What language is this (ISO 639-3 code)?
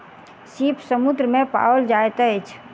mai